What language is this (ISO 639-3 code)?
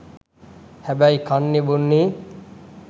sin